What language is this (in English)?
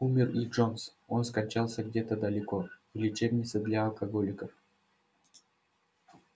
Russian